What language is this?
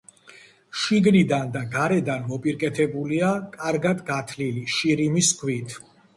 Georgian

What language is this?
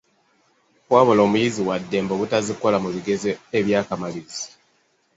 Ganda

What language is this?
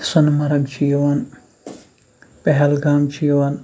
Kashmiri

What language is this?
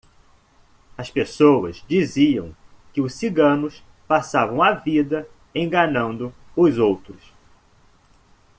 Portuguese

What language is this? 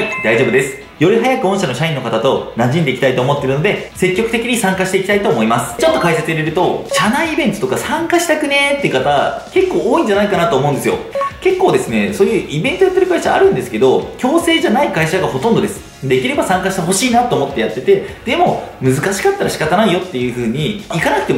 Japanese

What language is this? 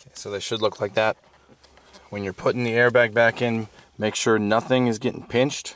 English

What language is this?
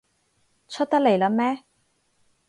Cantonese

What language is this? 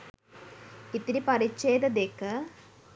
Sinhala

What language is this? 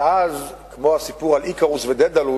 Hebrew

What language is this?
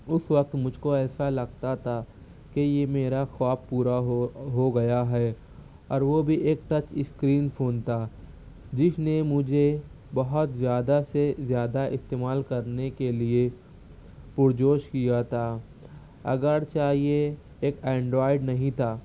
Urdu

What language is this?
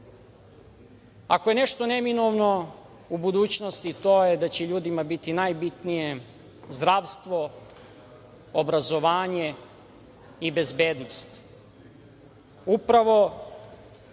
Serbian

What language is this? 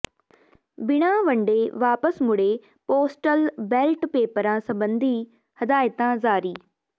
Punjabi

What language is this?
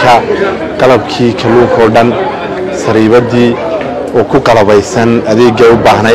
Arabic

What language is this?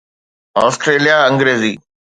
Sindhi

